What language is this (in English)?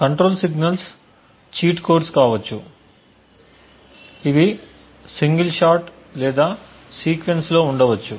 Telugu